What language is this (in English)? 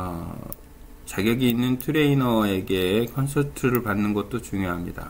Korean